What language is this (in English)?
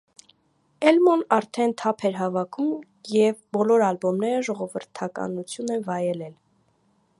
Armenian